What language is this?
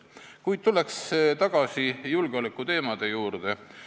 Estonian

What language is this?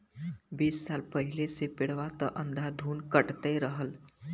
Bhojpuri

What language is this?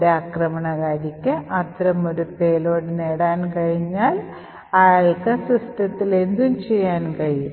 Malayalam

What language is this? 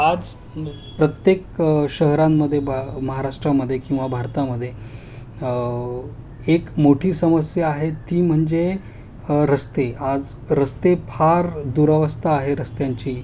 Marathi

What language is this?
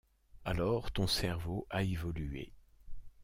French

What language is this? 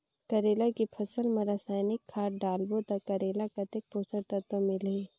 Chhattisgarhi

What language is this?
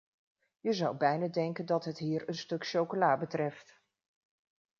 Dutch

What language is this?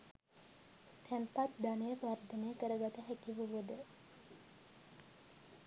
Sinhala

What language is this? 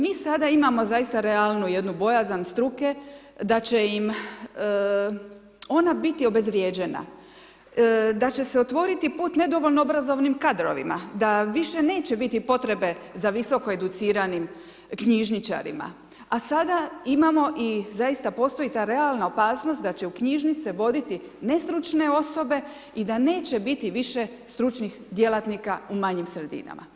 Croatian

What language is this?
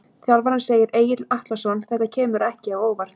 Icelandic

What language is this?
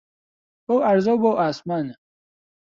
Central Kurdish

